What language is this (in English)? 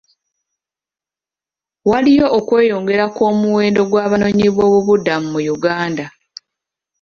Ganda